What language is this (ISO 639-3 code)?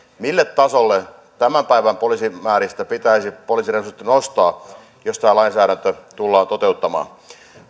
fin